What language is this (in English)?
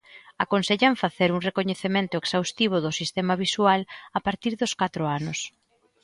Galician